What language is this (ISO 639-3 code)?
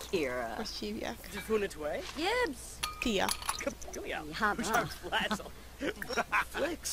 hun